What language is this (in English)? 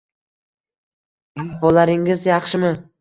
Uzbek